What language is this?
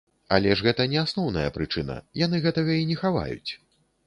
Belarusian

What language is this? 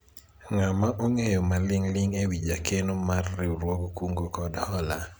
Luo (Kenya and Tanzania)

